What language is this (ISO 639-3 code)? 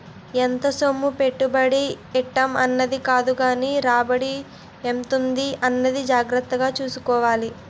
tel